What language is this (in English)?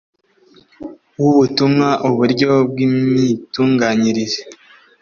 Kinyarwanda